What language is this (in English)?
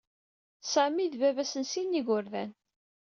Kabyle